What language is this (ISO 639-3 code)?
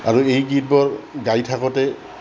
asm